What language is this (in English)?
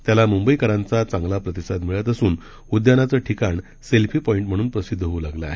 Marathi